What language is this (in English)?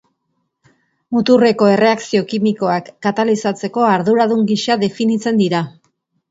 Basque